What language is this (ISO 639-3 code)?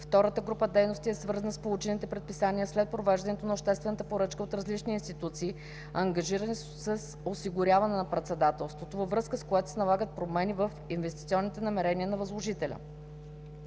bul